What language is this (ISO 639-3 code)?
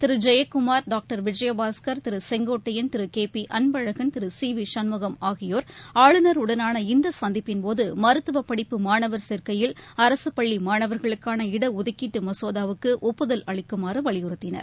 tam